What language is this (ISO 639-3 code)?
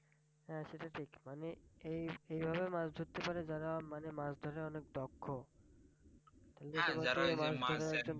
ben